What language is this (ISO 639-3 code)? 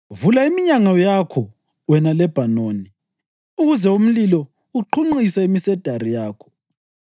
nde